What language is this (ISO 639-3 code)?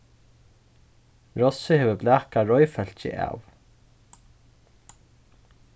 fao